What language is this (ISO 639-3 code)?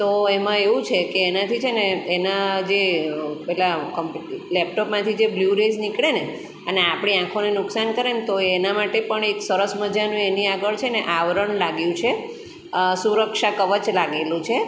guj